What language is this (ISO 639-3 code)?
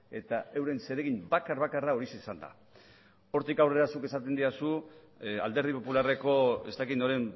eus